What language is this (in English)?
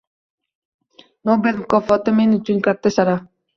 Uzbek